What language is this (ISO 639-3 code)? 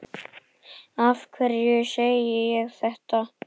isl